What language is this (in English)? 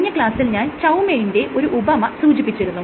Malayalam